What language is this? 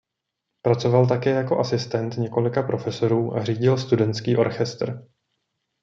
Czech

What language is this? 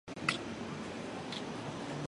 Chinese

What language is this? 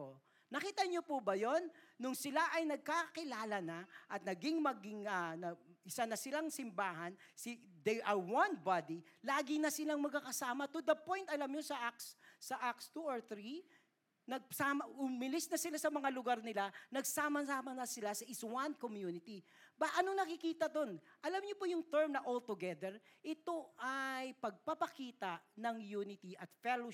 Filipino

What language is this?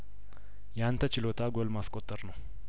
Amharic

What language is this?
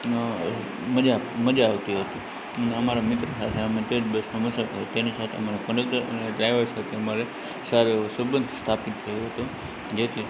Gujarati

